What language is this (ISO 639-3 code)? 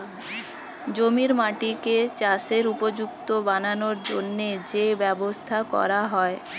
ben